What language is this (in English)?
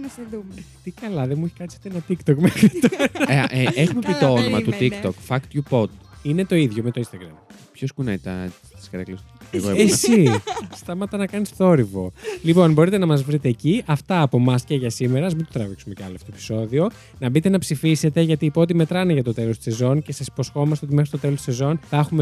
Greek